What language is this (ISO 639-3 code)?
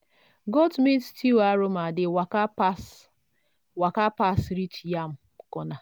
pcm